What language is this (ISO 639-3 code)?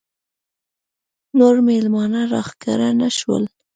pus